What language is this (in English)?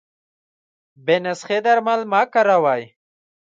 Pashto